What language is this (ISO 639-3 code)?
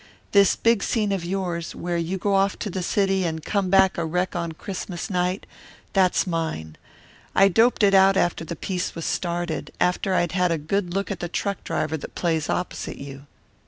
eng